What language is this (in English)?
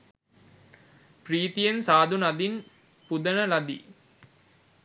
Sinhala